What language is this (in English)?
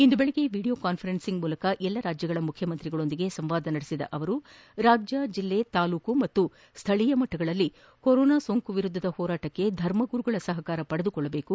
Kannada